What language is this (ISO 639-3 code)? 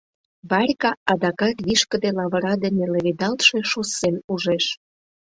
chm